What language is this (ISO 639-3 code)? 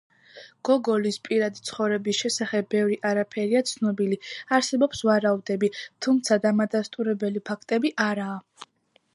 kat